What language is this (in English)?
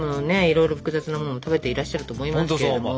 Japanese